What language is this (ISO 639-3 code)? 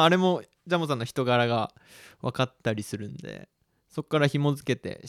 jpn